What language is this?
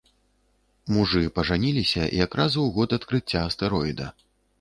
Belarusian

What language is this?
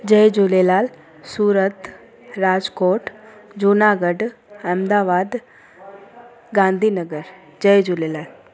Sindhi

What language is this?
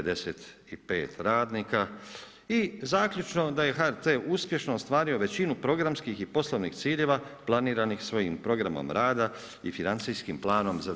Croatian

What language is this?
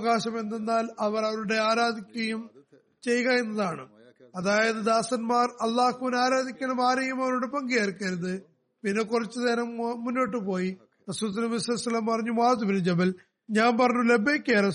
Malayalam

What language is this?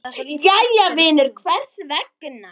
Icelandic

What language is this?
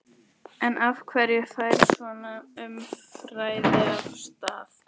Icelandic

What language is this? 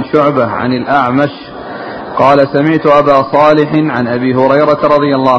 Arabic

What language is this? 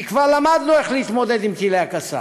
Hebrew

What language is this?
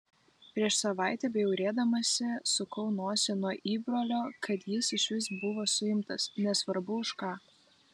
Lithuanian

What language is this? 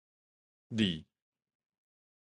Min Nan Chinese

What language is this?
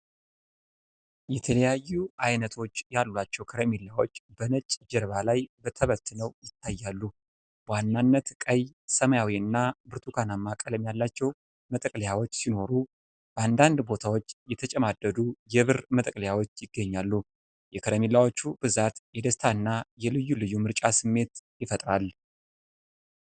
Amharic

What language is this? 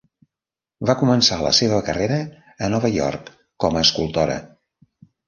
Catalan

